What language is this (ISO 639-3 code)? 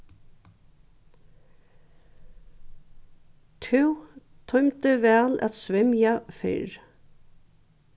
fao